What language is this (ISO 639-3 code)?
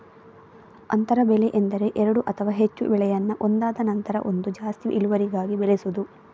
kan